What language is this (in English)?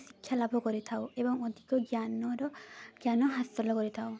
Odia